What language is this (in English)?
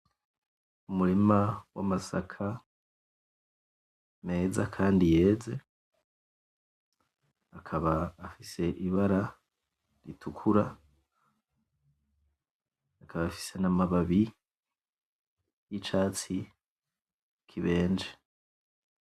Rundi